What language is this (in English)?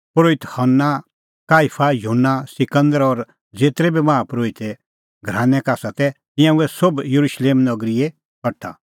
Kullu Pahari